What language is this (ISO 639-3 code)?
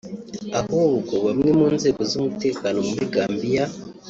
kin